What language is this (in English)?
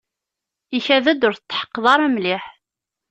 Kabyle